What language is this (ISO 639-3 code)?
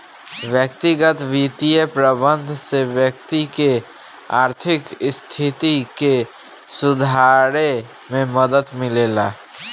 bho